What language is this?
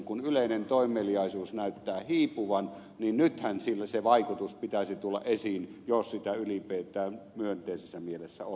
Finnish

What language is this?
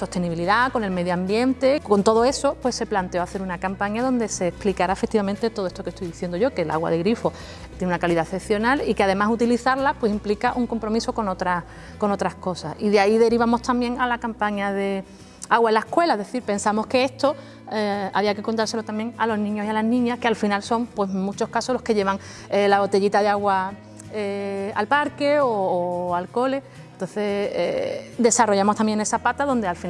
Spanish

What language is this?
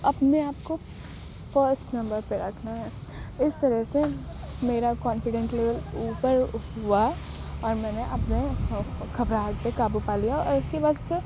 Urdu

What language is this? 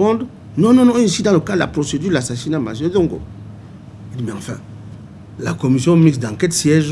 French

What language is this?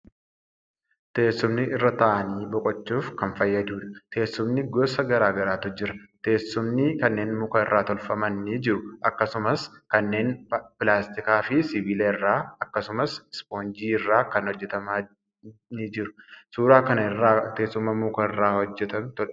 Oromo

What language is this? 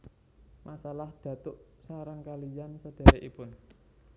Javanese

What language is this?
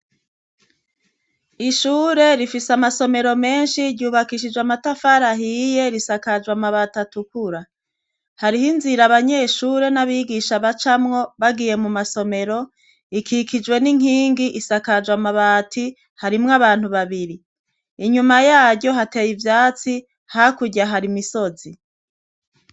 Rundi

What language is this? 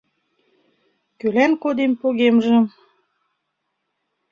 Mari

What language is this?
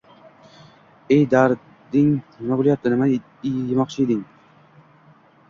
Uzbek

